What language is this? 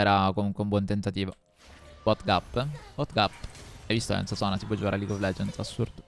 Italian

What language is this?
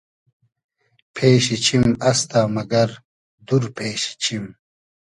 Hazaragi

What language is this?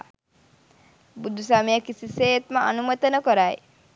Sinhala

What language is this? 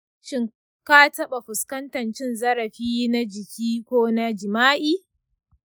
Hausa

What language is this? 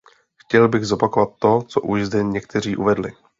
Czech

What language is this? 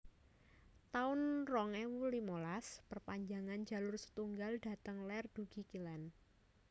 Javanese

